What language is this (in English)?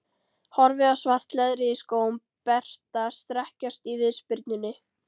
Icelandic